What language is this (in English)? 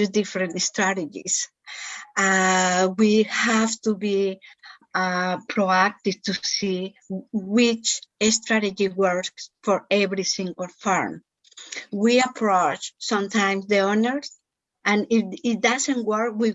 English